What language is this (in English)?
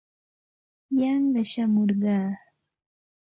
Santa Ana de Tusi Pasco Quechua